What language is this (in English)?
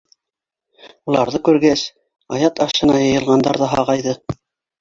Bashkir